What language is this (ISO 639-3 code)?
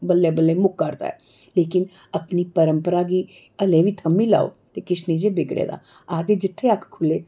doi